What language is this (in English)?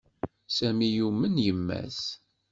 Kabyle